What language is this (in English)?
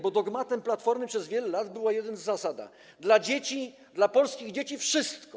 Polish